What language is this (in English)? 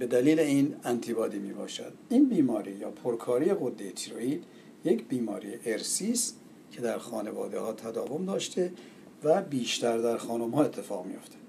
Persian